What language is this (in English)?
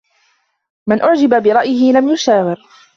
Arabic